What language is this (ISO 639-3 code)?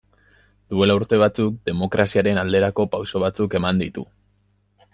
eus